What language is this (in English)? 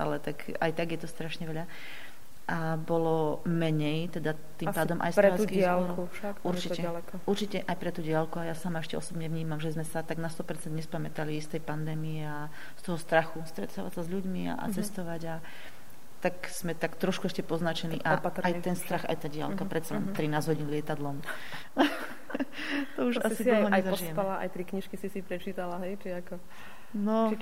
Slovak